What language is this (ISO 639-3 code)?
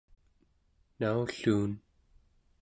esu